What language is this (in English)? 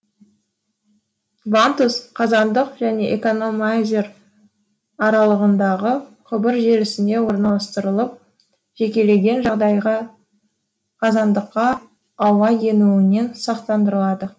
Kazakh